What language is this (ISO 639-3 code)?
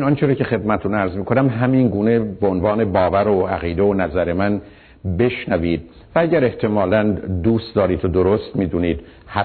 fas